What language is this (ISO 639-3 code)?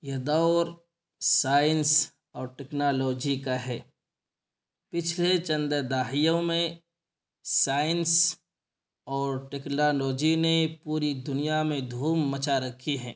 urd